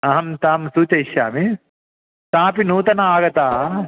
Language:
Sanskrit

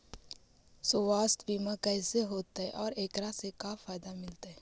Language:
Magahi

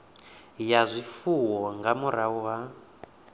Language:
Venda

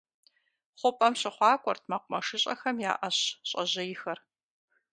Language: Kabardian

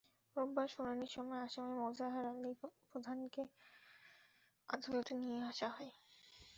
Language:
Bangla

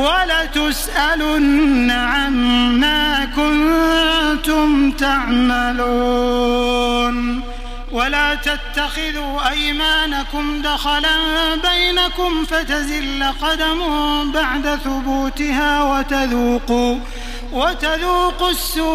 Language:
Arabic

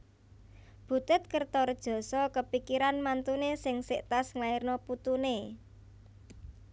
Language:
Javanese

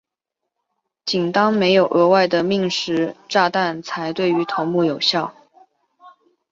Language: Chinese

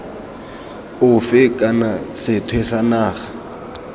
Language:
Tswana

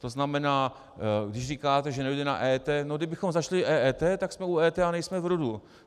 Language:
Czech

